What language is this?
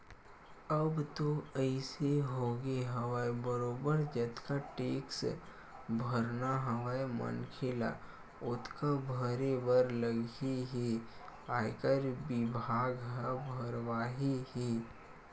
Chhattisgarhi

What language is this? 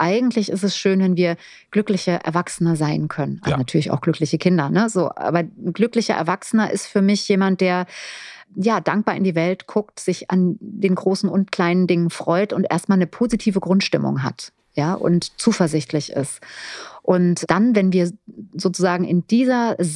German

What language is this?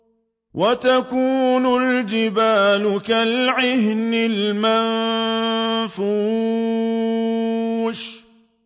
Arabic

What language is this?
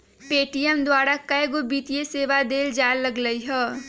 Magahi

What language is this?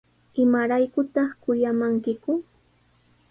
Sihuas Ancash Quechua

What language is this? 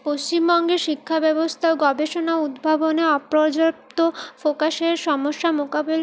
Bangla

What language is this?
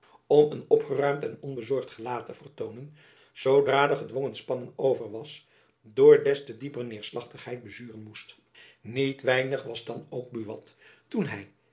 Dutch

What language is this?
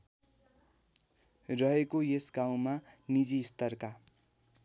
Nepali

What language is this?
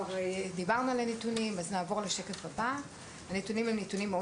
Hebrew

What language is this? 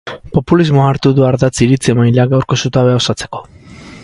Basque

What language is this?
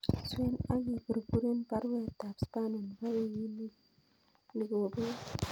Kalenjin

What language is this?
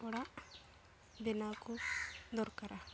Santali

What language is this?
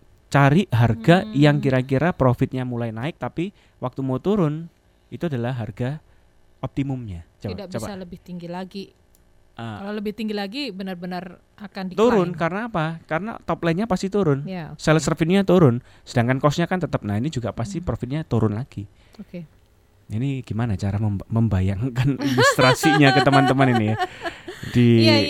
Indonesian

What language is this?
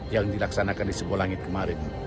Indonesian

